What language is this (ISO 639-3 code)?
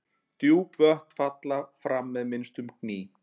isl